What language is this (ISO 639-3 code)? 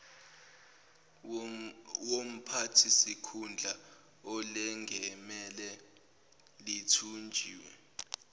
zul